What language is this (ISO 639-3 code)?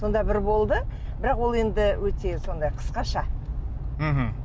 kaz